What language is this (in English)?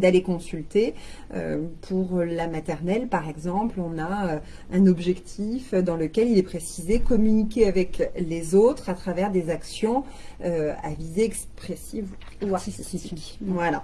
French